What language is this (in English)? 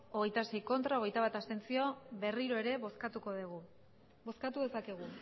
Basque